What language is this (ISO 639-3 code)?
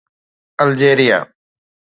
snd